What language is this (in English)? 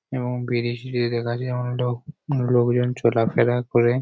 Bangla